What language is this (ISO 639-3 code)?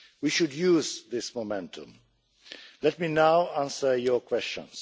eng